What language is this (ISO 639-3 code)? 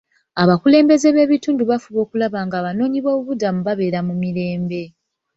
lug